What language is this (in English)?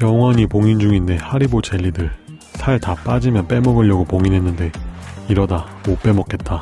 Korean